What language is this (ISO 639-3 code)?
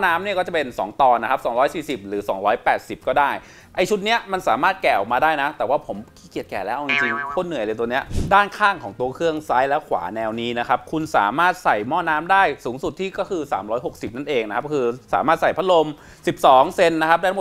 tha